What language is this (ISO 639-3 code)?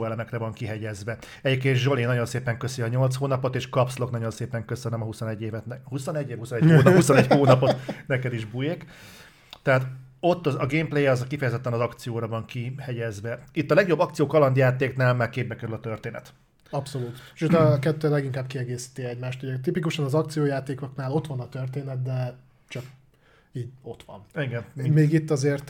hun